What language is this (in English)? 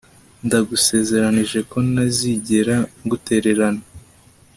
Kinyarwanda